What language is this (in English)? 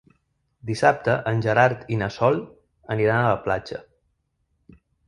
Catalan